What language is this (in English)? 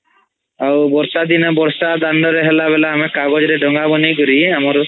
Odia